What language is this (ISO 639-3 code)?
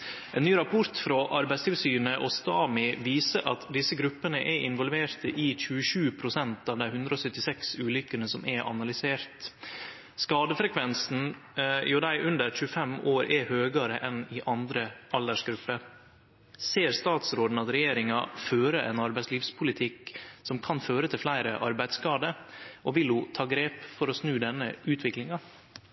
nno